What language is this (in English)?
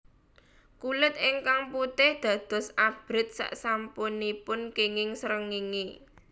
Javanese